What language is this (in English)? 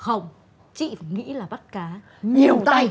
Vietnamese